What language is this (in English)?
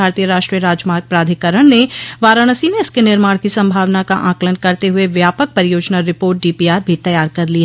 Hindi